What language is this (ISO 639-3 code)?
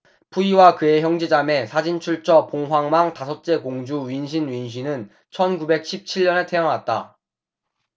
kor